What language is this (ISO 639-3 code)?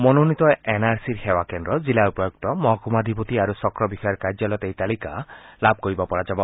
asm